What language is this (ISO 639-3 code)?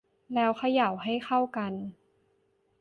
tha